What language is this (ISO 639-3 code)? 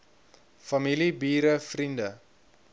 afr